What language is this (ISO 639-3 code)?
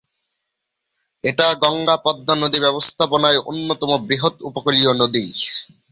ben